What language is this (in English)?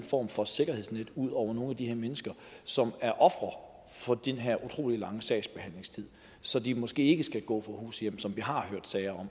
Danish